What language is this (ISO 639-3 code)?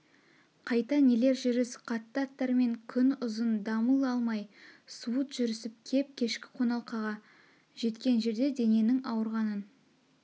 kaz